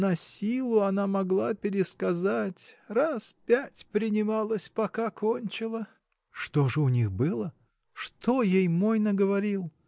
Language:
Russian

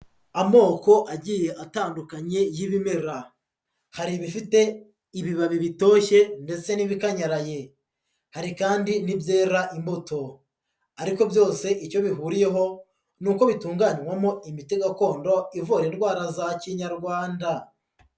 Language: Kinyarwanda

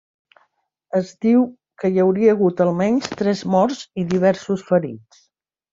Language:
Catalan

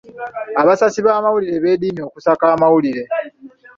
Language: Ganda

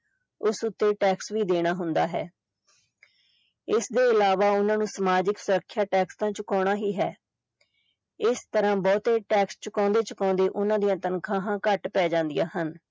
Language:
Punjabi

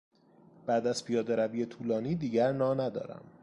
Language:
Persian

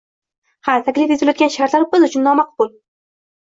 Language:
Uzbek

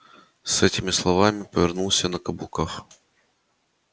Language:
Russian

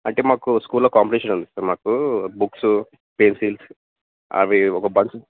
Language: Telugu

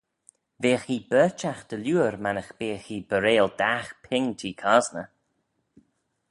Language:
Manx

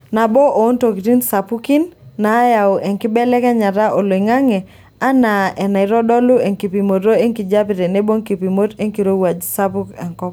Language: Masai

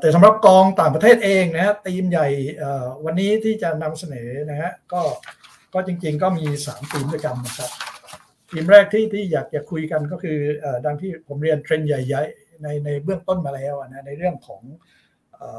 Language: Thai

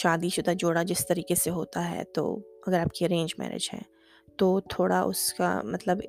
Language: Urdu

